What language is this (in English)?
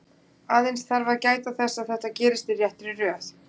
Icelandic